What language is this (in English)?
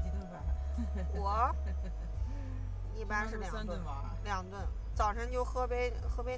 Chinese